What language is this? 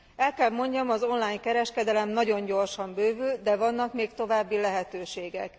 Hungarian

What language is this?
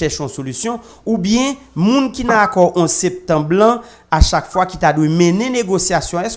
French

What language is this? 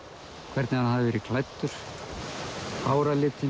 Icelandic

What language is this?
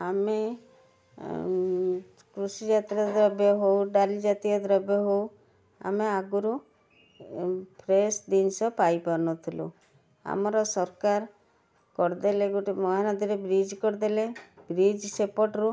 Odia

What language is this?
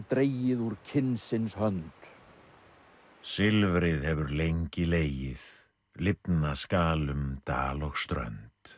Icelandic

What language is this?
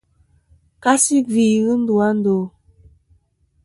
Kom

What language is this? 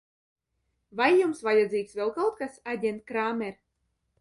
Latvian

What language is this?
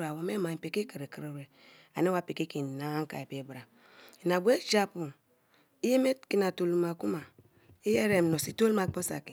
Kalabari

